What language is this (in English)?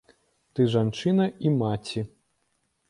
Belarusian